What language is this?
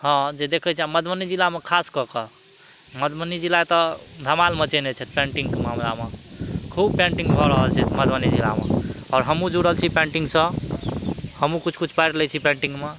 Maithili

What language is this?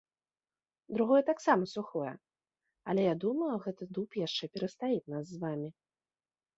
Belarusian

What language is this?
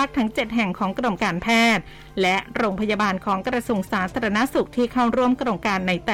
Thai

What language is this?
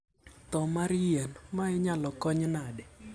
Luo (Kenya and Tanzania)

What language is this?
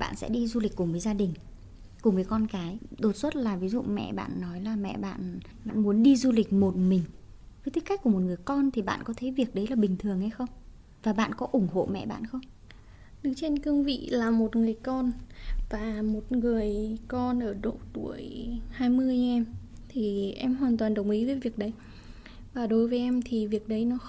Vietnamese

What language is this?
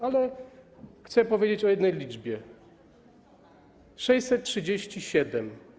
Polish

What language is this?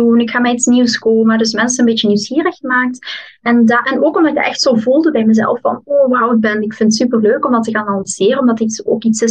Dutch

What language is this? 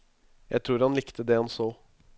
Norwegian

